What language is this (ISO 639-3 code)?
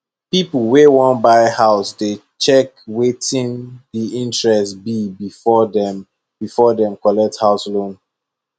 pcm